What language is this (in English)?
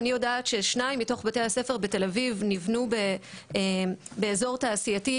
Hebrew